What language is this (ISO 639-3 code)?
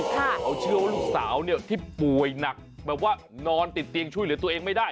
tha